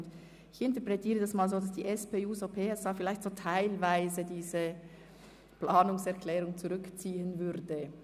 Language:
Swiss German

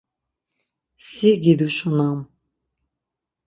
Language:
Laz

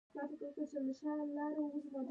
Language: Pashto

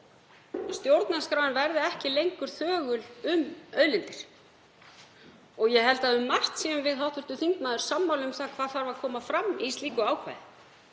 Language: Icelandic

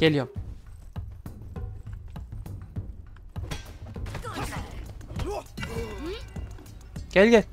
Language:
Turkish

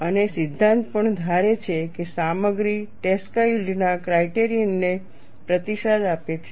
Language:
Gujarati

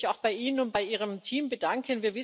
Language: German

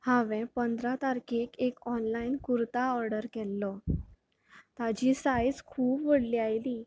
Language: Konkani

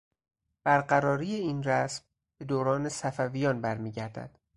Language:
Persian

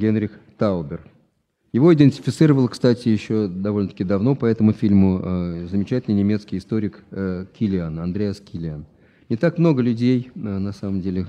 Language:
Russian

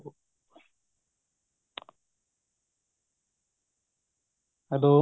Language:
Punjabi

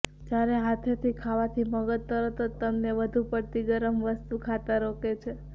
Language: Gujarati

